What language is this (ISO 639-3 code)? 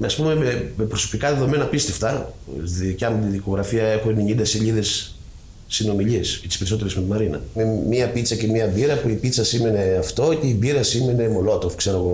ell